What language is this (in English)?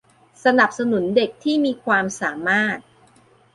Thai